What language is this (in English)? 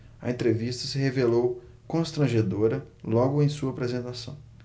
Portuguese